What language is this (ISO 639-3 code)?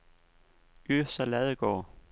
dan